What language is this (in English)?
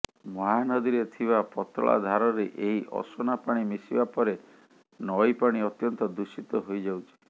Odia